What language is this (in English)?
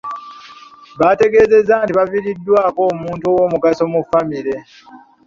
Ganda